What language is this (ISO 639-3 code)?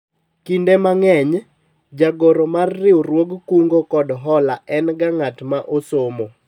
luo